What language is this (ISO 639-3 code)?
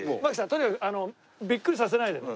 jpn